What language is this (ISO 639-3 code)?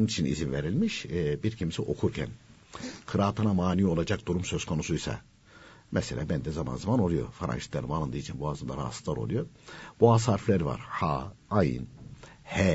tur